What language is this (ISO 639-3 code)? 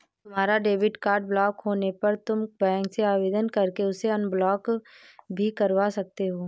hin